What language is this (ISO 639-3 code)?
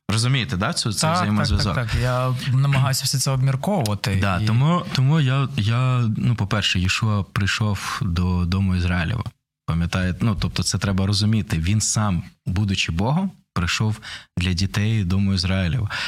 ukr